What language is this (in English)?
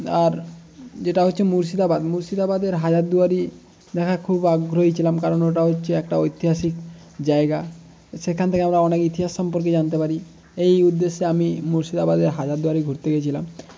Bangla